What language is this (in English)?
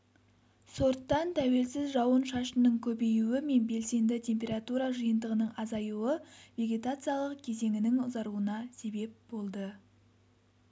Kazakh